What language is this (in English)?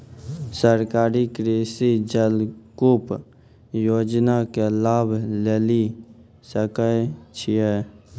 Maithili